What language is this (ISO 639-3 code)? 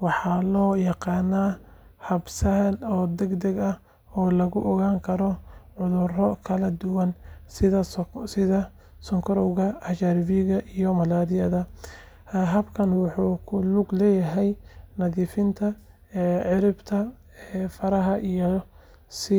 som